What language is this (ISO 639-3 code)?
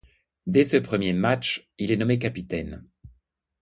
fra